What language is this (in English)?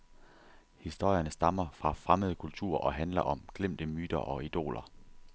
Danish